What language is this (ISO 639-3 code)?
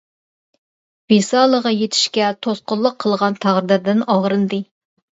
uig